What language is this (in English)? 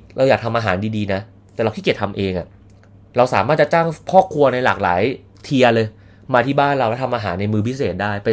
Thai